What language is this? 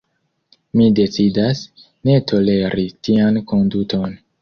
Esperanto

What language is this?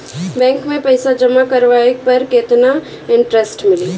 Bhojpuri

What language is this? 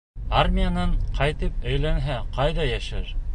Bashkir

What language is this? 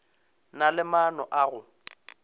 Northern Sotho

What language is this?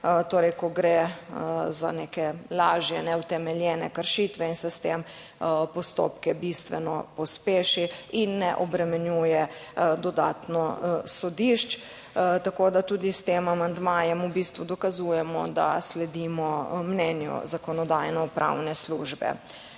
Slovenian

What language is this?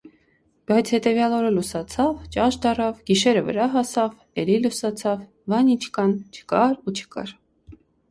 Armenian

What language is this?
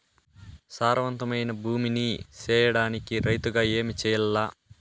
Telugu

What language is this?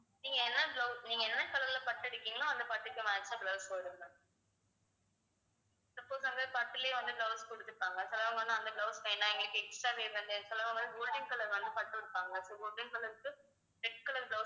Tamil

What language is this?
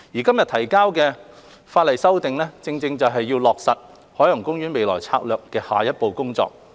Cantonese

